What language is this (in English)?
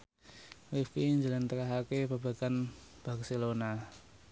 Javanese